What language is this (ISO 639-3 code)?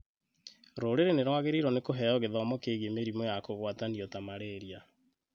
kik